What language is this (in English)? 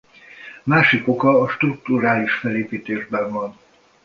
Hungarian